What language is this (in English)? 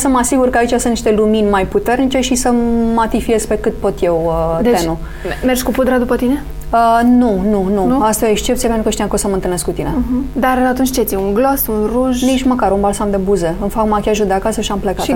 Romanian